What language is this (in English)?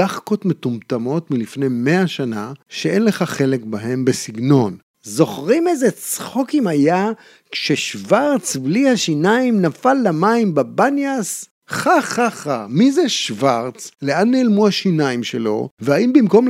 Hebrew